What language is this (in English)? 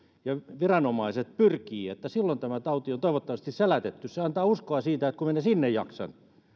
Finnish